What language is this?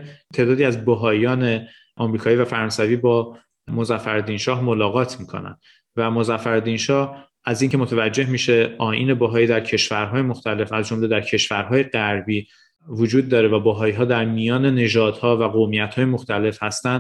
Persian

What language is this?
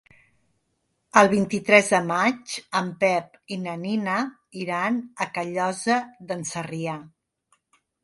Catalan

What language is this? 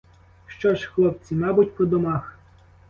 Ukrainian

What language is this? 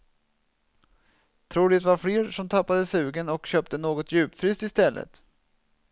Swedish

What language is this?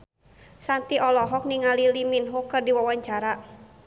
Sundanese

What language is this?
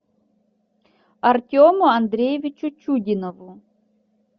Russian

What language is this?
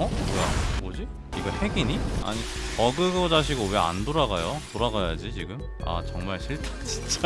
Korean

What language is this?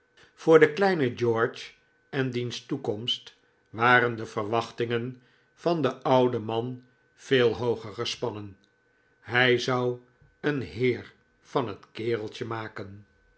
Dutch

